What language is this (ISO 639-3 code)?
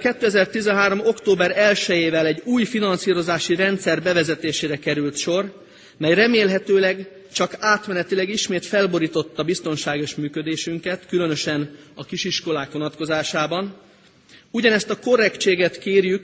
hun